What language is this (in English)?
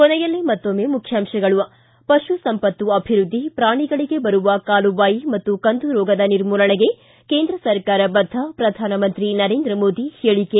Kannada